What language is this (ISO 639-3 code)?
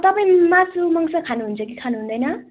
nep